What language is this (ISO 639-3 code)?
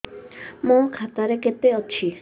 ori